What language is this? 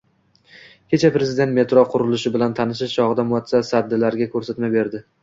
Uzbek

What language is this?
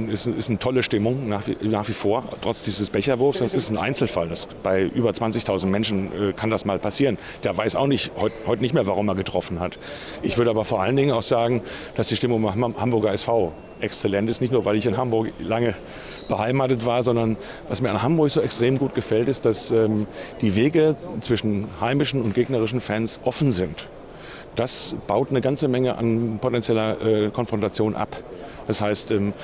German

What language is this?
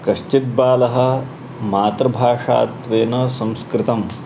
Sanskrit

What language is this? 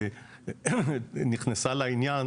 Hebrew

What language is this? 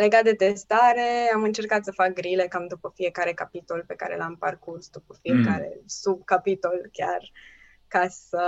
Romanian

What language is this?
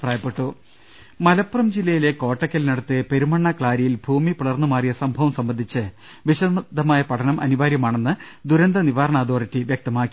Malayalam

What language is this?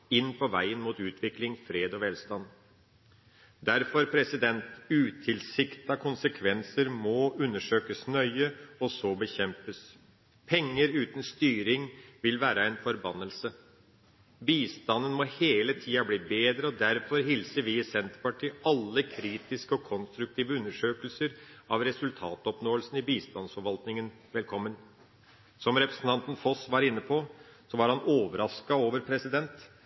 Norwegian Bokmål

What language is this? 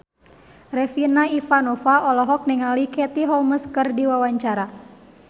Sundanese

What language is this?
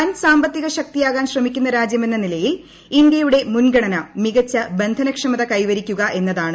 Malayalam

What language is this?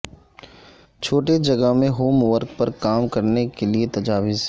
Urdu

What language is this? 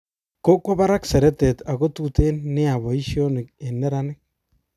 Kalenjin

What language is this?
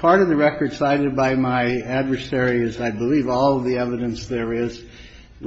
English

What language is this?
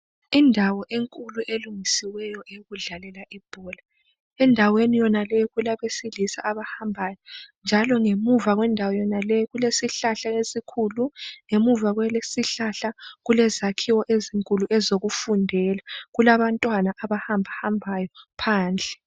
North Ndebele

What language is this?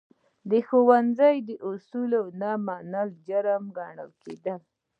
Pashto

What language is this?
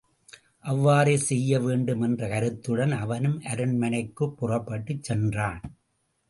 Tamil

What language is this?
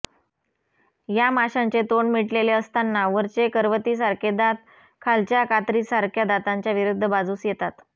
Marathi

